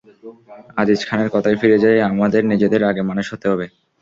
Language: Bangla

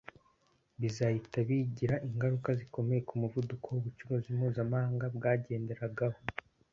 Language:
Kinyarwanda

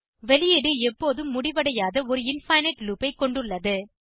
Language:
Tamil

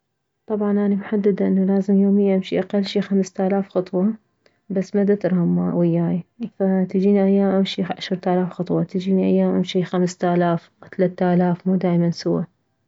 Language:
Mesopotamian Arabic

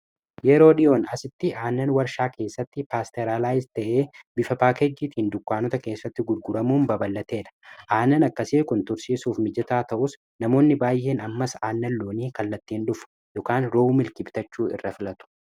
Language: Oromo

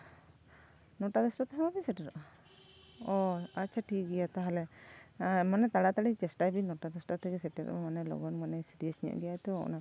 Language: Santali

